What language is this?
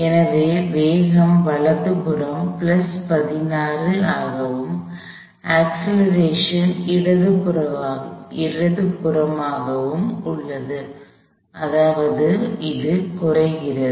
Tamil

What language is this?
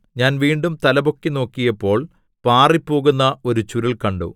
Malayalam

